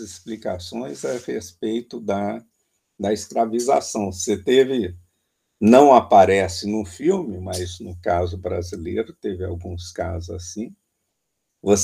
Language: Portuguese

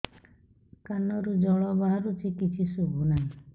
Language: Odia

